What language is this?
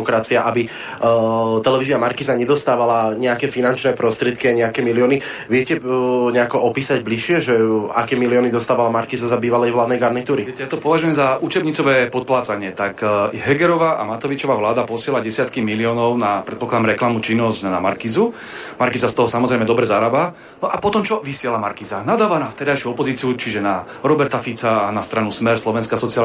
Slovak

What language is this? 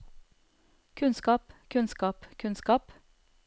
Norwegian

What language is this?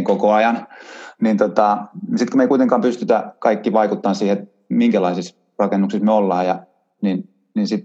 Finnish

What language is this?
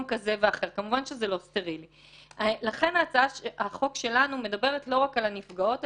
Hebrew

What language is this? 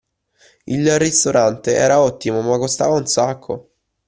Italian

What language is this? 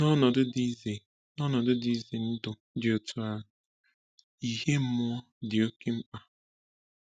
Igbo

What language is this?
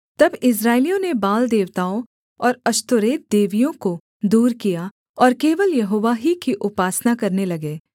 Hindi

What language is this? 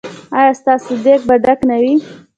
Pashto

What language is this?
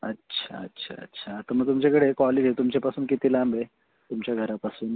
Marathi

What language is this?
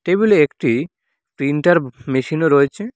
Bangla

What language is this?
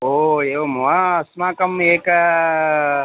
Sanskrit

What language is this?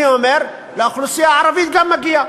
Hebrew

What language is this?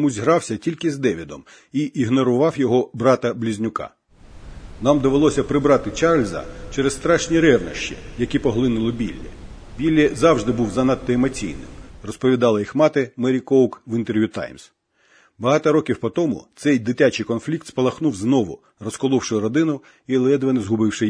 Ukrainian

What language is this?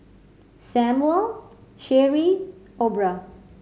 English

